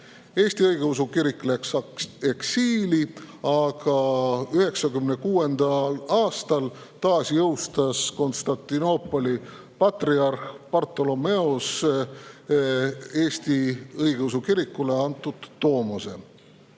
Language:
Estonian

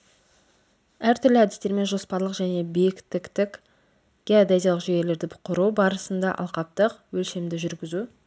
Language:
Kazakh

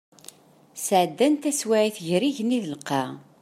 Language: Kabyle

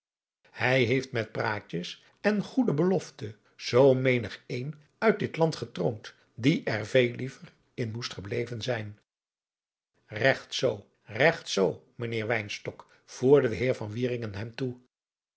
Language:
Dutch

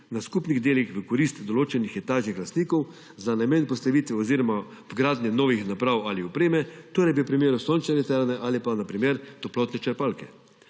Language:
Slovenian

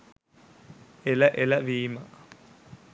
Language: Sinhala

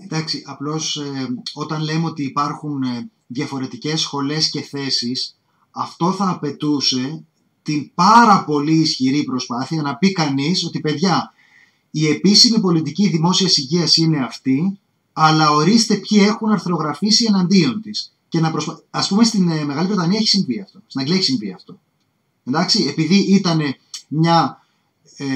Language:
Greek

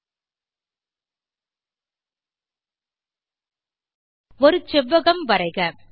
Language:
Tamil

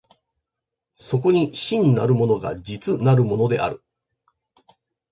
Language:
Japanese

